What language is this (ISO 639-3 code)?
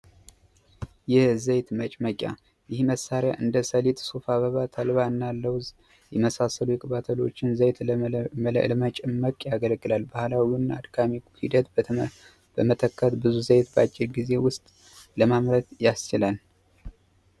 amh